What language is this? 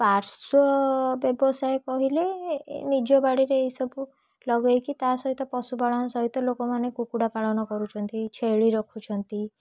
Odia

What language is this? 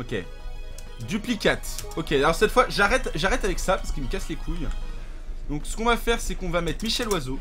French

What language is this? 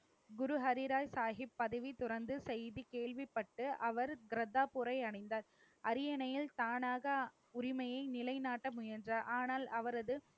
Tamil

